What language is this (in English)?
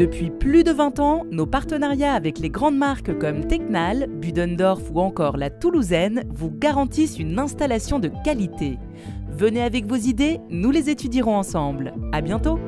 French